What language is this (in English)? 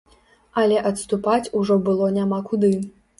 Belarusian